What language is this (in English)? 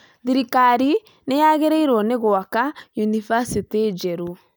Kikuyu